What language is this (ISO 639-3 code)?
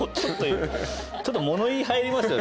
jpn